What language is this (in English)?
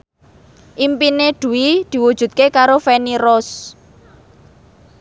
Javanese